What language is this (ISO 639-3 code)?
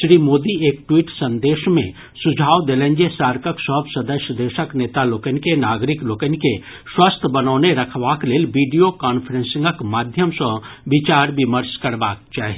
mai